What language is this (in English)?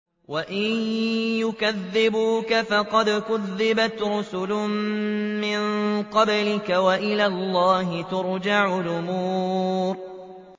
Arabic